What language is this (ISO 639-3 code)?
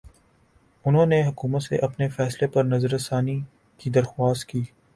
urd